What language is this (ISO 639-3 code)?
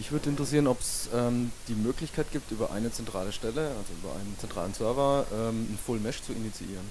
deu